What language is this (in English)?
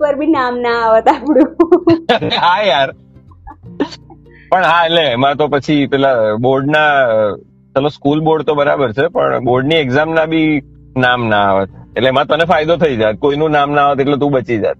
Gujarati